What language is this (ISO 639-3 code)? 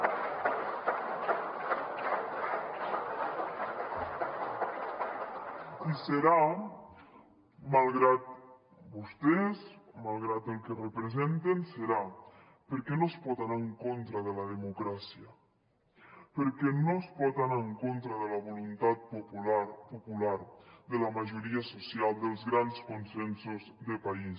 cat